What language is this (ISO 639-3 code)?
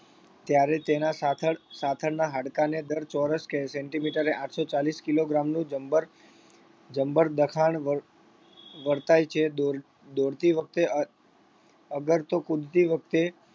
guj